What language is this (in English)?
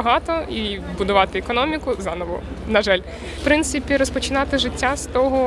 Ukrainian